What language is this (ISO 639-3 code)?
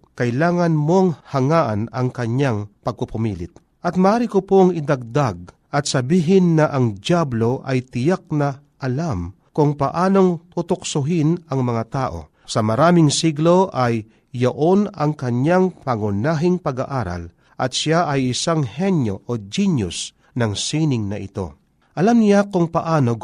fil